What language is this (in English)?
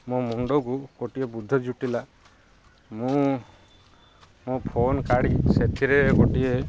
Odia